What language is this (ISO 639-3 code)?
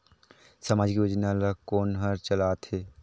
hne